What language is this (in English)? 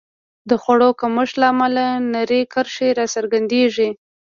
Pashto